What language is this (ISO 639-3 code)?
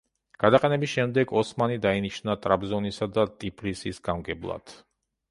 kat